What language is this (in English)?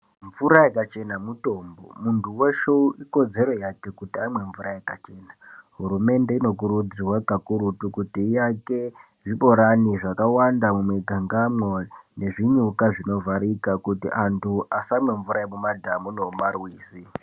Ndau